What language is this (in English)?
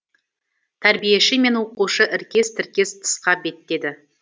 Kazakh